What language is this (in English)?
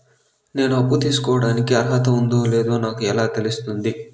Telugu